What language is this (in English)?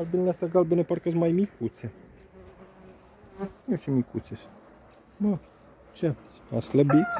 Romanian